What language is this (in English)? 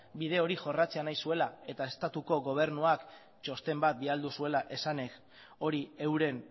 Basque